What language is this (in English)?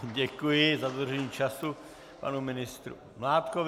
Czech